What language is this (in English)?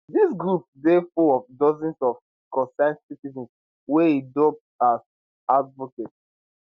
Nigerian Pidgin